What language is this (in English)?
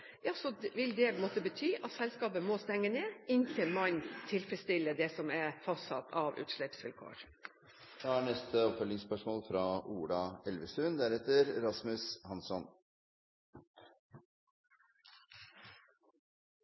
Norwegian